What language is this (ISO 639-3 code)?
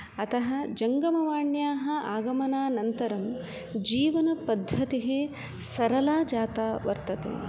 san